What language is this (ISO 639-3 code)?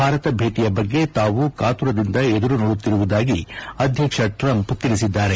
kan